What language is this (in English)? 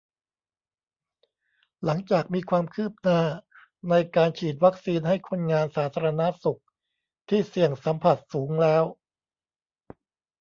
Thai